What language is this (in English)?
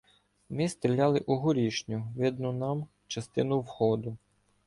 Ukrainian